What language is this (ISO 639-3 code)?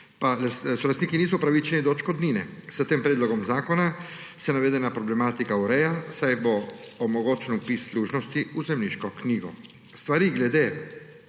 slv